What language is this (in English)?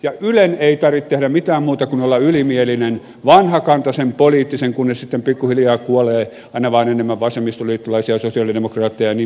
Finnish